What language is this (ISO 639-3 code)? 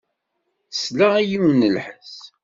kab